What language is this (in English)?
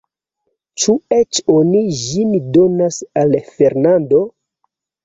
Esperanto